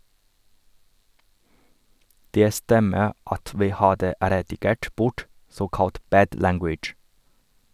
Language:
Norwegian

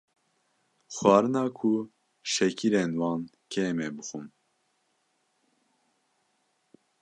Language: Kurdish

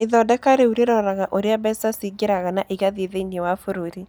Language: Kikuyu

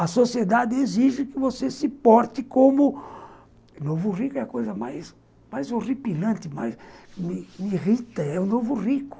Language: Portuguese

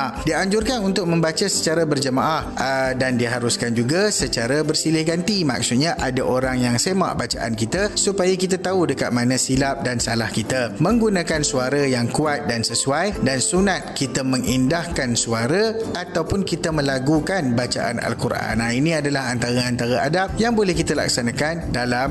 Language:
Malay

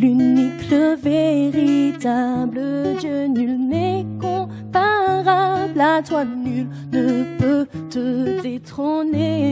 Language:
French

